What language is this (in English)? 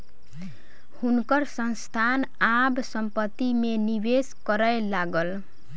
Maithili